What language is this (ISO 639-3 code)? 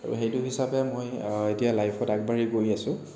asm